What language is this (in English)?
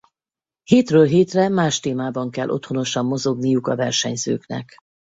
Hungarian